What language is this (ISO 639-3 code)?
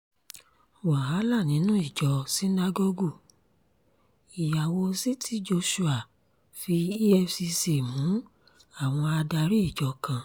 yor